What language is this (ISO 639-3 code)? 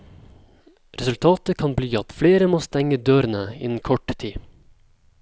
nor